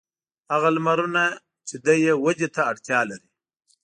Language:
Pashto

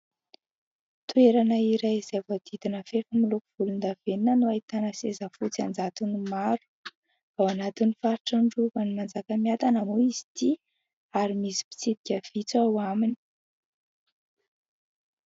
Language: Malagasy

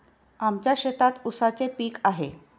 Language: Marathi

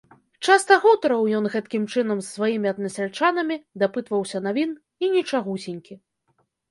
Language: Belarusian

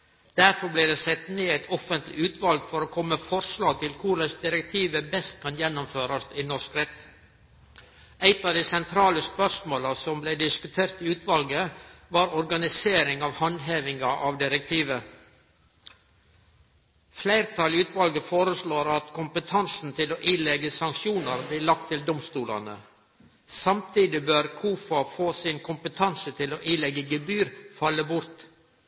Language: Norwegian Nynorsk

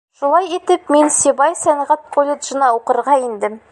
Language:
Bashkir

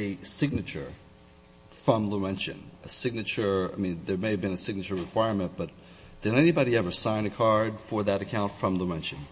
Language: English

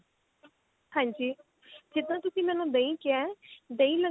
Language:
Punjabi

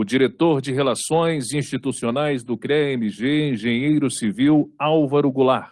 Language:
Portuguese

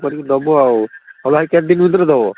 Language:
Odia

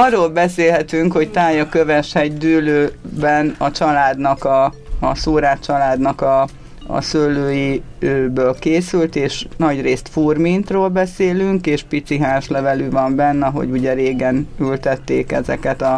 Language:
Hungarian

